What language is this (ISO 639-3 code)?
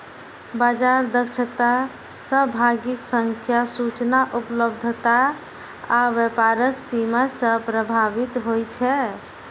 mai